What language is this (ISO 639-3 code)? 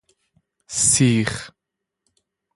fas